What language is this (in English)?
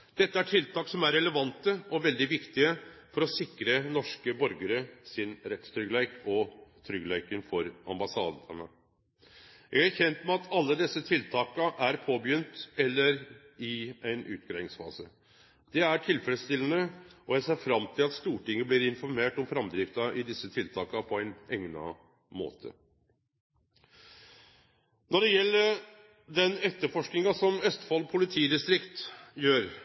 Norwegian Nynorsk